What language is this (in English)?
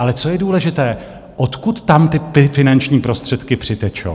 Czech